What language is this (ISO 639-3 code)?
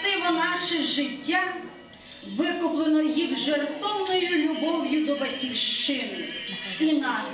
ukr